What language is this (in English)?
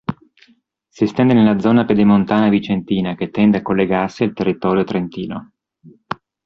Italian